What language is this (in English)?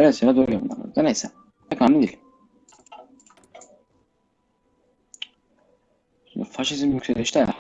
Turkish